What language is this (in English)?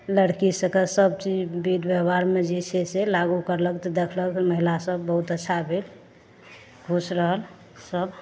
Maithili